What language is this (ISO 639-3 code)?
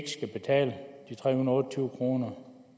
dan